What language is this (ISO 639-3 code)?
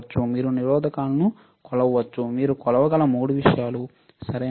tel